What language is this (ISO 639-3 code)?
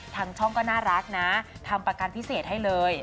tha